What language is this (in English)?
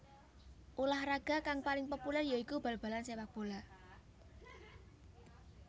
Javanese